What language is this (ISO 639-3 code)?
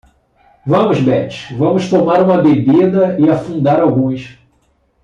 por